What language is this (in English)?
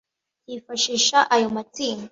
Kinyarwanda